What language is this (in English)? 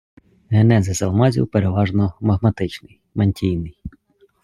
Ukrainian